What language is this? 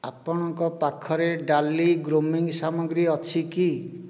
Odia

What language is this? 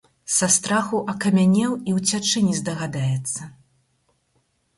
Belarusian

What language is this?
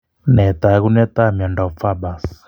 Kalenjin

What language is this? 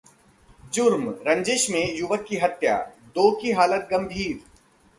Hindi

